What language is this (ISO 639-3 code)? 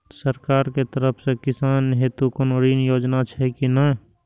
mai